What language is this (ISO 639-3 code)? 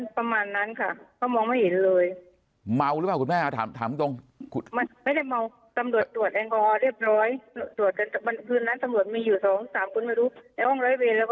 tha